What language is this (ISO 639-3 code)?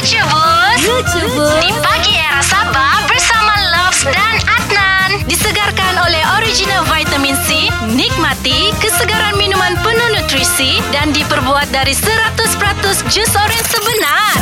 msa